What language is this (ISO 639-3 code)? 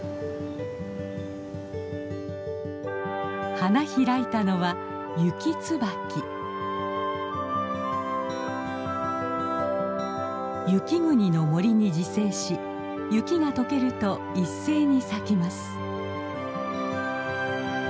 jpn